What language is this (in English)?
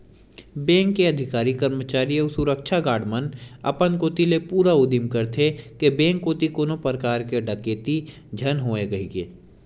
Chhattisgarhi